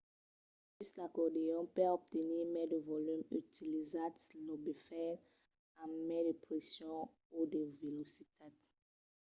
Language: Occitan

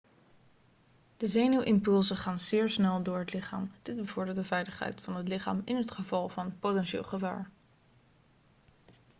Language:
Dutch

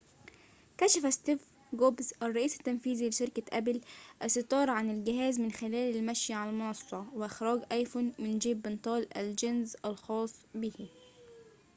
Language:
Arabic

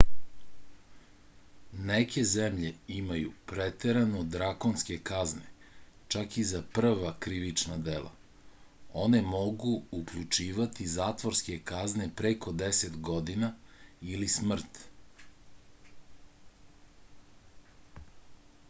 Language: Serbian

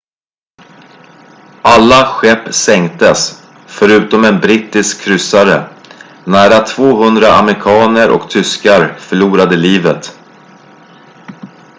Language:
Swedish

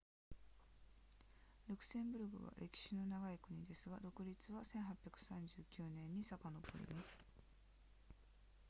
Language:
Japanese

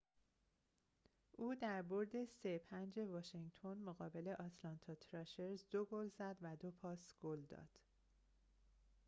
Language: Persian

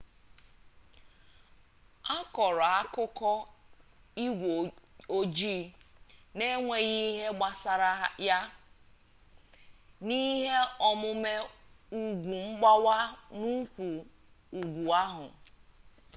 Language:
Igbo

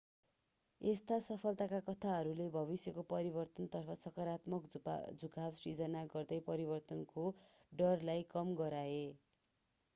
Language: Nepali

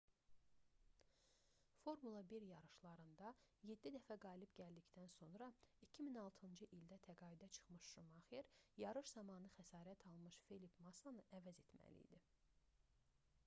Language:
Azerbaijani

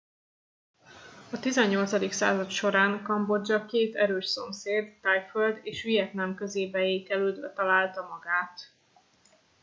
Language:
Hungarian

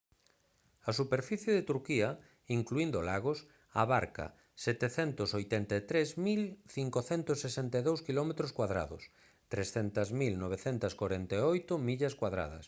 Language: Galician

